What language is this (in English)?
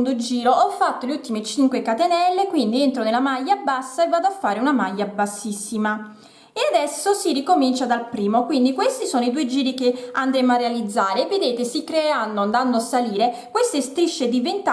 Italian